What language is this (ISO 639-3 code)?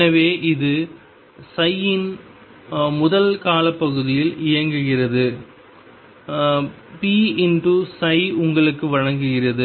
tam